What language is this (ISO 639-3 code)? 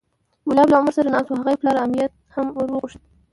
pus